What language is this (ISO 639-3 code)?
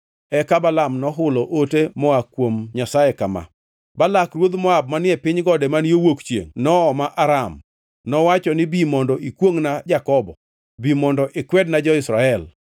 luo